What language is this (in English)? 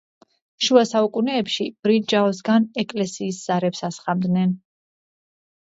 Georgian